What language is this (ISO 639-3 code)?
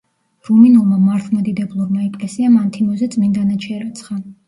kat